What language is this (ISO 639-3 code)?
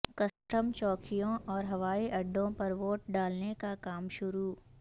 urd